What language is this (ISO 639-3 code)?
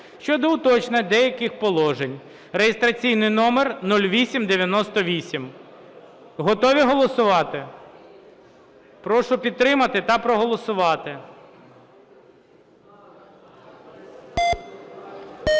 ukr